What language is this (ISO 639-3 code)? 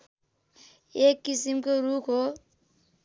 nep